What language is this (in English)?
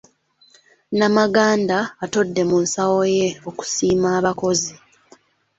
Ganda